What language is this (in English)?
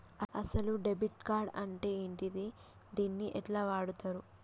Telugu